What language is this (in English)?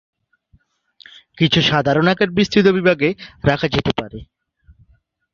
Bangla